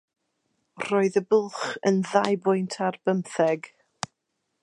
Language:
Welsh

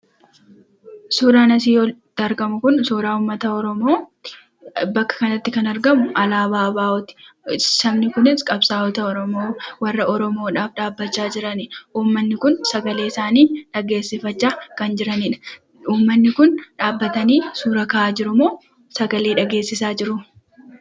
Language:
Oromo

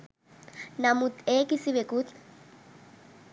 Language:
Sinhala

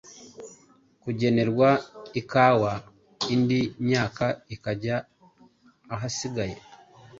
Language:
Kinyarwanda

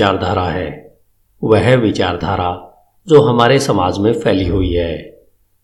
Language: Hindi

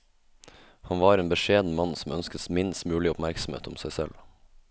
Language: Norwegian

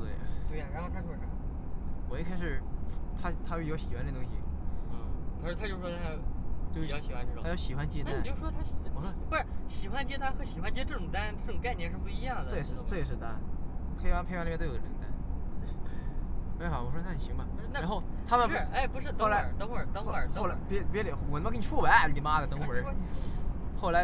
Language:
Chinese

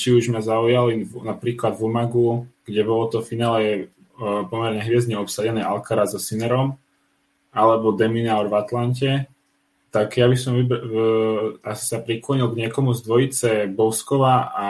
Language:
Czech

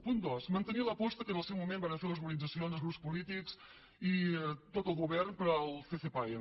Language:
Catalan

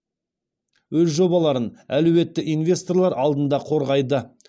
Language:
Kazakh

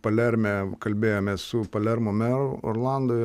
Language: Lithuanian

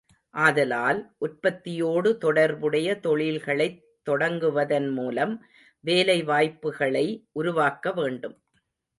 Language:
Tamil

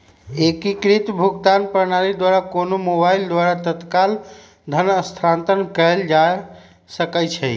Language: Magahi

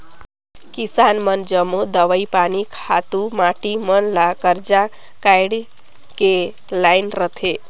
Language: Chhattisgarhi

